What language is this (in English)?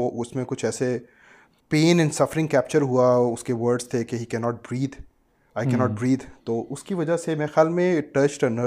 Urdu